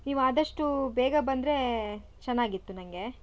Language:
Kannada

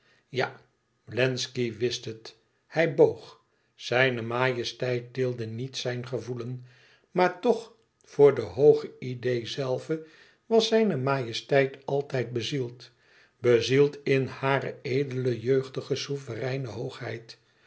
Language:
Dutch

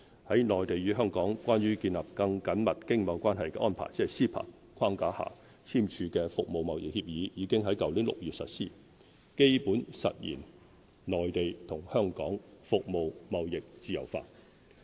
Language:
Cantonese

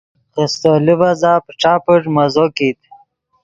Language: Yidgha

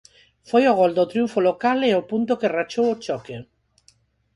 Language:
Galician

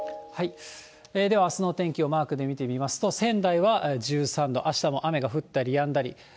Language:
Japanese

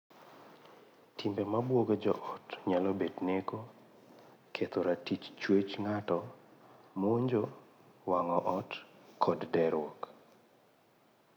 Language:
Luo (Kenya and Tanzania)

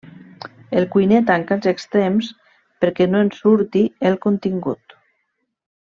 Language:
Catalan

